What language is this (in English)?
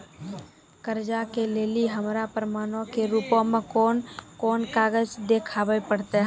Maithili